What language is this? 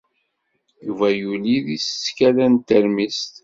Kabyle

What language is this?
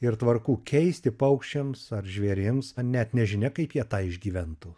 Lithuanian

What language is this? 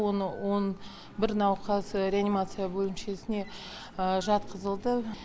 Kazakh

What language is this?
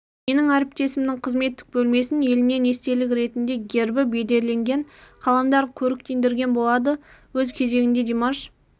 Kazakh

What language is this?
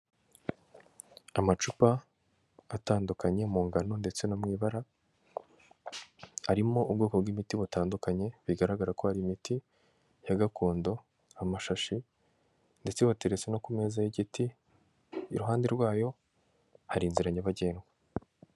Kinyarwanda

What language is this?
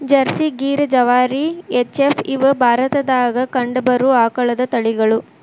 Kannada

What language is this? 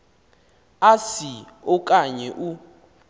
Xhosa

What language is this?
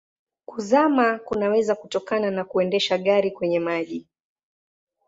Swahili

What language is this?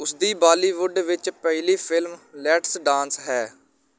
Punjabi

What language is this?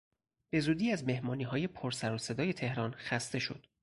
Persian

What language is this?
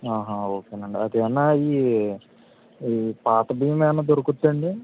Telugu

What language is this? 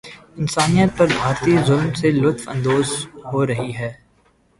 Urdu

